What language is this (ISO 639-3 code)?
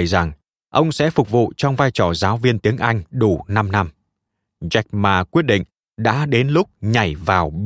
vie